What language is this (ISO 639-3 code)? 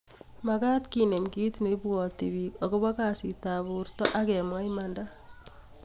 kln